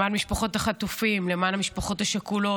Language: Hebrew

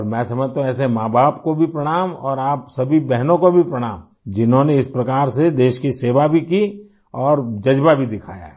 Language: Hindi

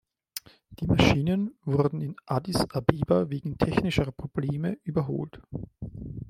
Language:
German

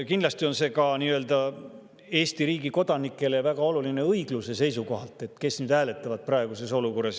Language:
Estonian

